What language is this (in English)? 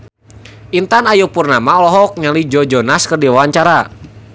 Sundanese